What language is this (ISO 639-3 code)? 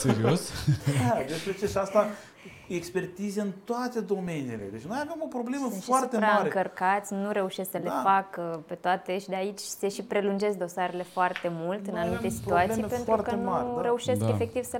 ron